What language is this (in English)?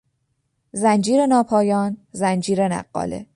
Persian